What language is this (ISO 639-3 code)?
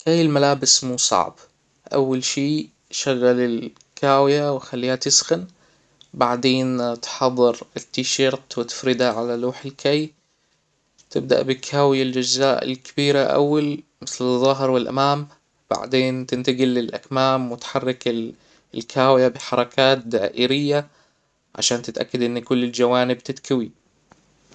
acw